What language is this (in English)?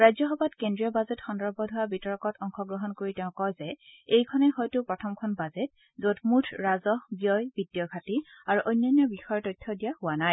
Assamese